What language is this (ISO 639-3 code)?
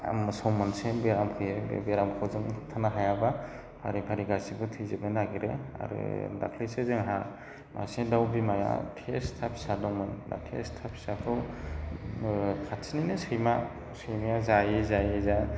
brx